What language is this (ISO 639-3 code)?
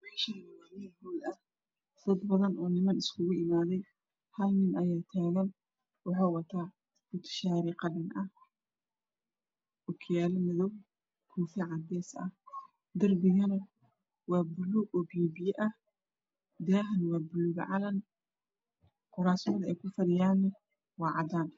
som